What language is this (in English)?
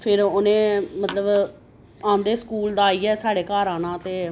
Dogri